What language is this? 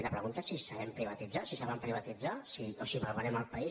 Catalan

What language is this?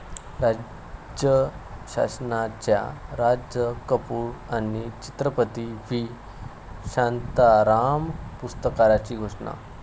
Marathi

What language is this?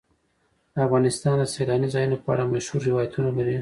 Pashto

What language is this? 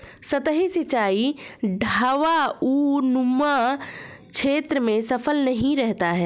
Hindi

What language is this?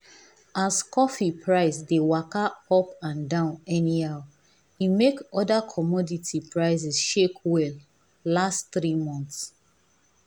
Nigerian Pidgin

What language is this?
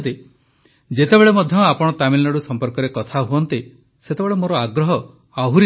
Odia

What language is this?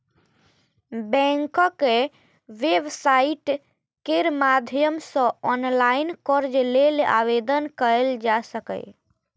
Maithili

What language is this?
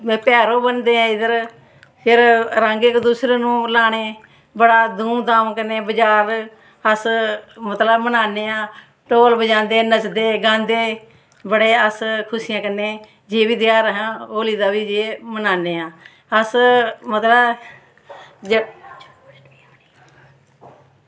Dogri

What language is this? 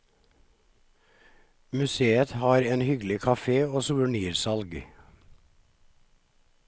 Norwegian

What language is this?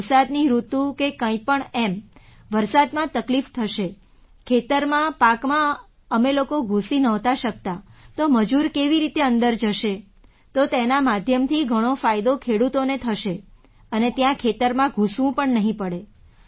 Gujarati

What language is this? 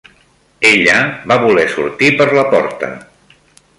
Catalan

